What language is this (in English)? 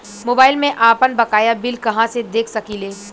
Bhojpuri